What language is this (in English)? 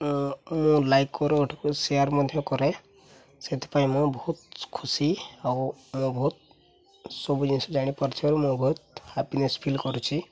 Odia